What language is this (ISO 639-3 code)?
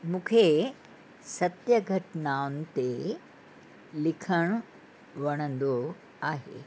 snd